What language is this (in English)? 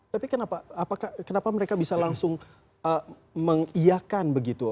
Indonesian